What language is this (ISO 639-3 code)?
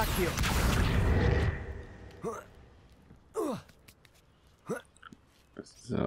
deu